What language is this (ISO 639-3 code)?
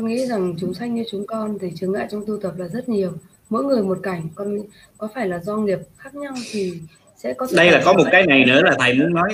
vie